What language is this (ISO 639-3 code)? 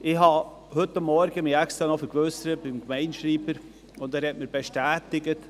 gsw